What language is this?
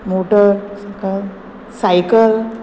Konkani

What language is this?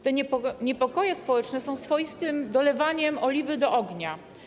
Polish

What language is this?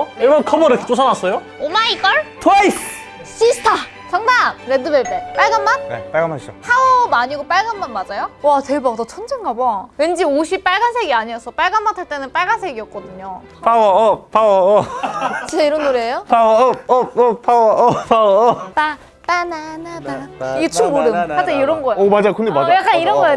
Korean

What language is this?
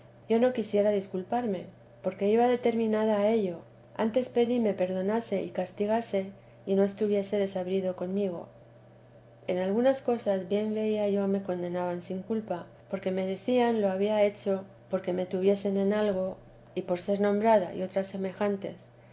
Spanish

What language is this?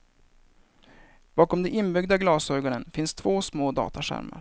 Swedish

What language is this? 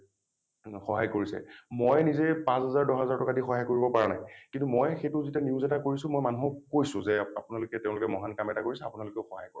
Assamese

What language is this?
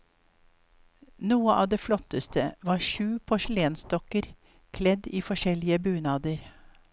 Norwegian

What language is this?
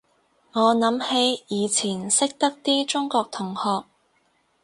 Cantonese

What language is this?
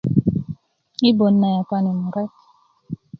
Kuku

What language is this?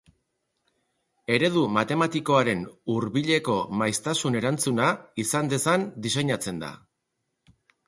Basque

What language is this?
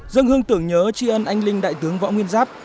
Vietnamese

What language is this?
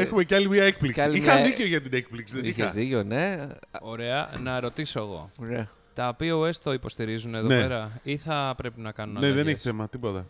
Greek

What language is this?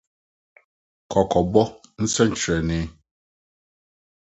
Akan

